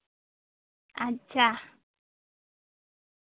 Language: Santali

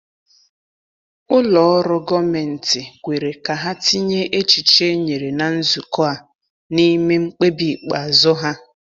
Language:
Igbo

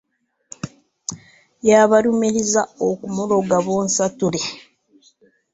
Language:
Ganda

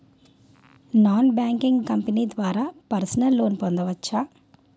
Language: Telugu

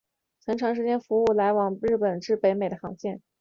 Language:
Chinese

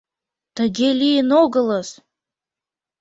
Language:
Mari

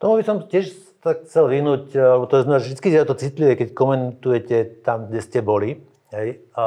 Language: Slovak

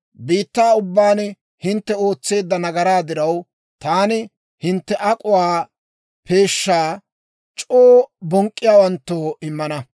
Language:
Dawro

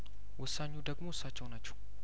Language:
Amharic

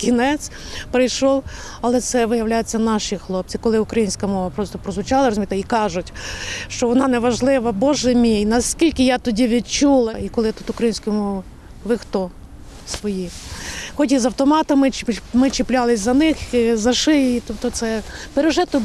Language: Ukrainian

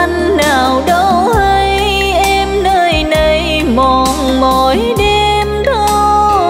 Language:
Vietnamese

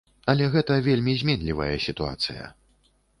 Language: Belarusian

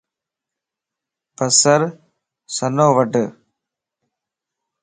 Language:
Lasi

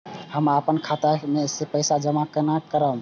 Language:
Maithili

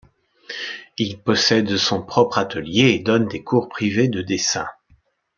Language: French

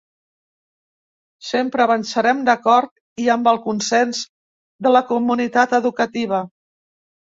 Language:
Catalan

